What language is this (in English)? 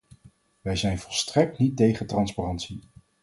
Dutch